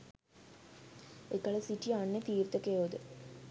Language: Sinhala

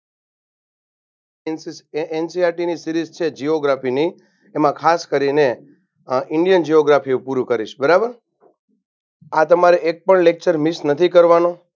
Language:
Gujarati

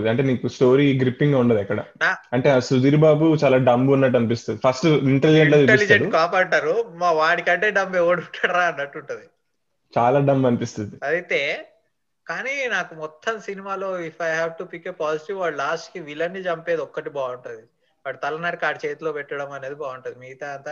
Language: Telugu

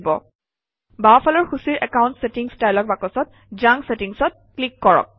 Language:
Assamese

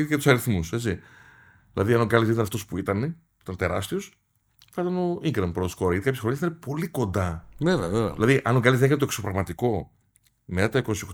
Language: Greek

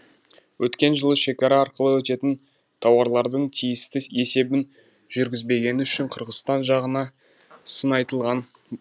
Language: Kazakh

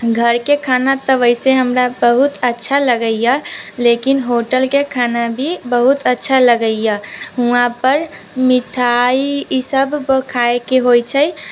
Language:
Maithili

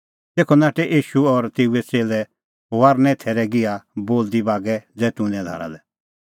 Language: Kullu Pahari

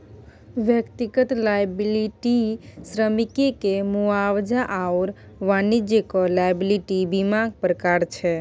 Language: Maithili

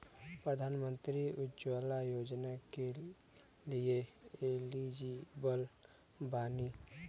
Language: Bhojpuri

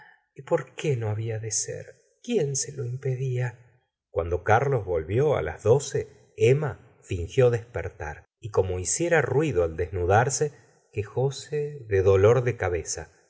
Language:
Spanish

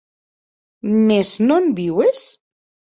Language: Occitan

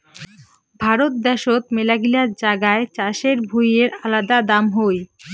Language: Bangla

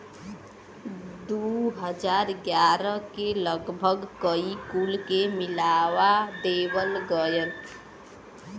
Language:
Bhojpuri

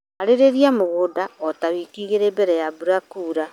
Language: Kikuyu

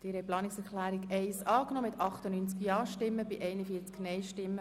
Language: Swiss German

